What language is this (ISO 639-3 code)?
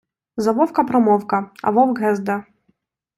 ukr